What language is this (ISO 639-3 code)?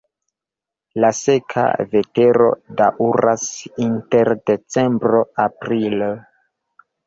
epo